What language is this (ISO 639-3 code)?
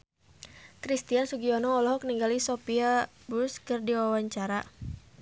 sun